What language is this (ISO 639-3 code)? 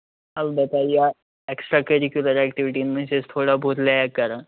kas